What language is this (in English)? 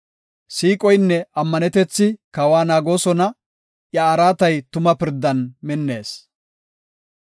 Gofa